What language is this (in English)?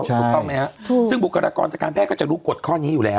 Thai